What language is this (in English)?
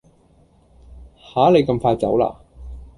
Cantonese